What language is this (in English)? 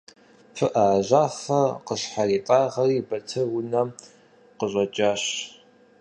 Kabardian